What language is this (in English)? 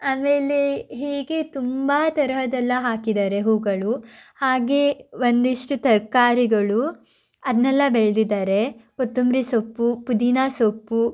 Kannada